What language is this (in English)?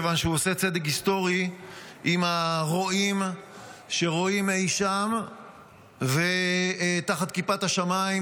Hebrew